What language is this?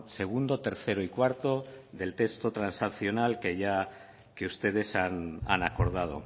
Spanish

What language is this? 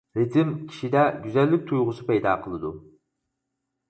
Uyghur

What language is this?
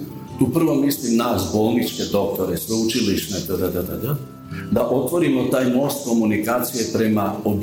Croatian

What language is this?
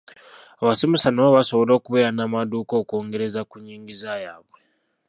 Ganda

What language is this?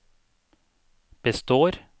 Norwegian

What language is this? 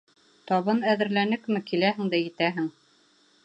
Bashkir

